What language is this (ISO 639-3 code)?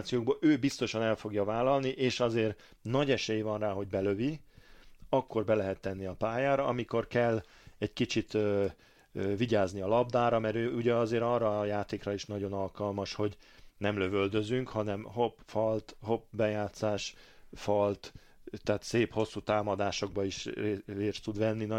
hun